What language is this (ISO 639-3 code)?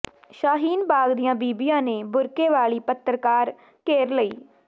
pan